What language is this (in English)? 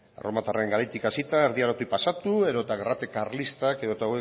Basque